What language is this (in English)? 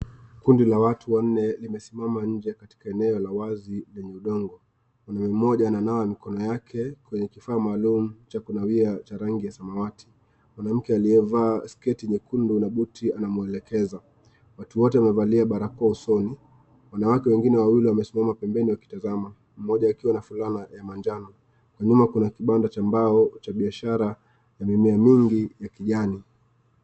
Swahili